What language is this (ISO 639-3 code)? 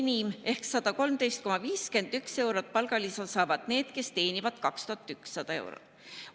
est